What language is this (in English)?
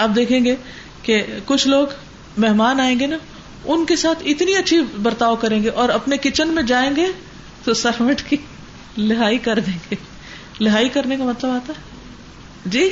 Urdu